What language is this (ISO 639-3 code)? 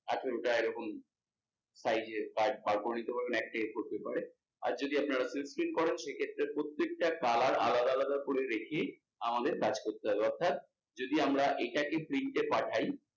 ben